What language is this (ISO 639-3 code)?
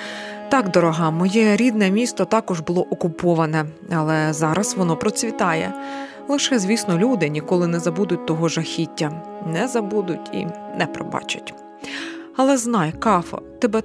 ukr